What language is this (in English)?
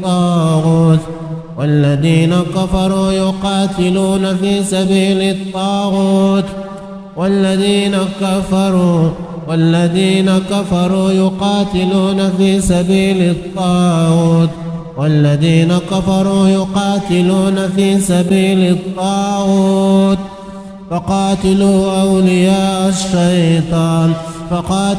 Arabic